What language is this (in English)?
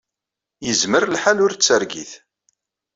Kabyle